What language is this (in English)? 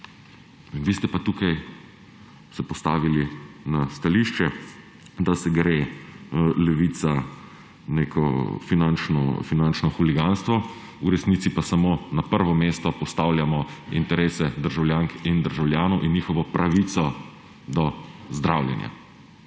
Slovenian